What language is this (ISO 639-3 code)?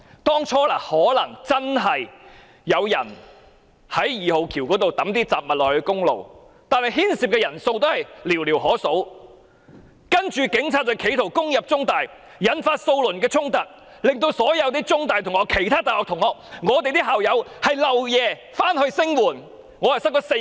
yue